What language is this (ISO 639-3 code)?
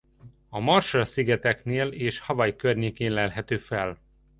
hun